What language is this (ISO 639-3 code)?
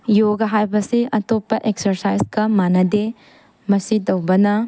mni